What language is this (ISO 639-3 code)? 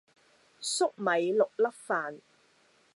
yue